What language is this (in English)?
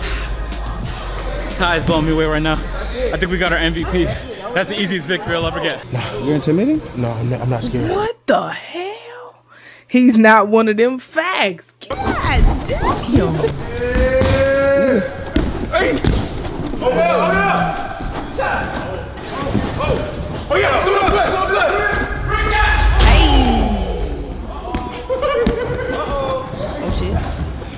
English